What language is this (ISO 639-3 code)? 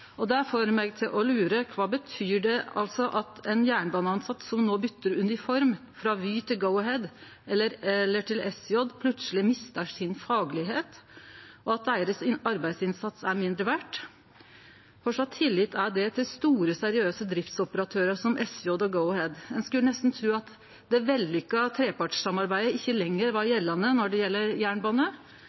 nno